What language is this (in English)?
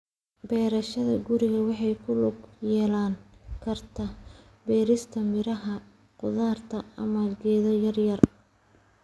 Somali